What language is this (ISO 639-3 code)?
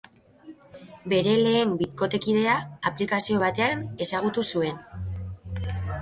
eus